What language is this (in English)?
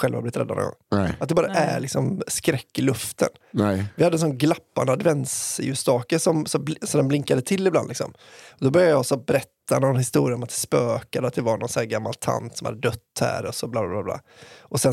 Swedish